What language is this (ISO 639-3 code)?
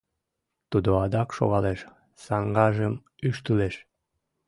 chm